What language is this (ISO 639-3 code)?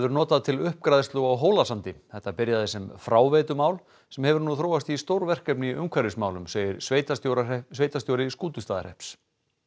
isl